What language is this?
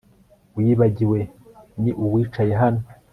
Kinyarwanda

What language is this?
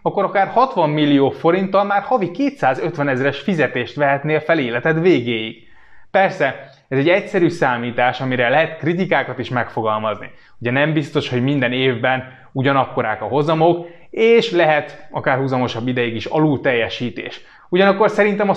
Hungarian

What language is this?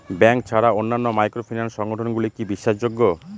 Bangla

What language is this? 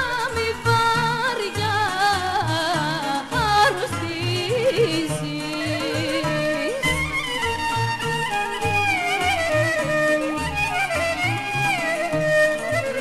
Arabic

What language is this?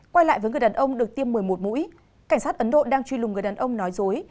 Vietnamese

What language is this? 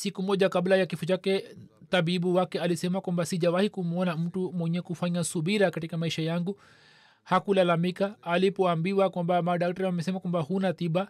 Swahili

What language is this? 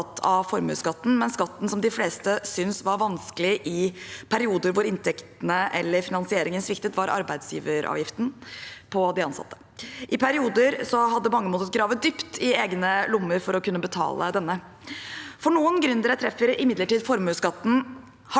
Norwegian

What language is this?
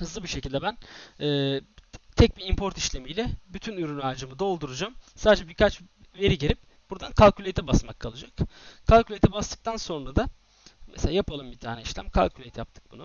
Turkish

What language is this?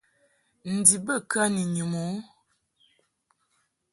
Mungaka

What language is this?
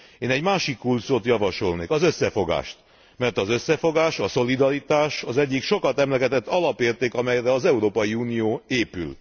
Hungarian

